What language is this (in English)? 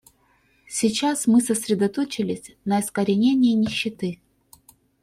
Russian